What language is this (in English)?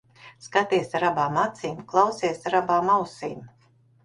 Latvian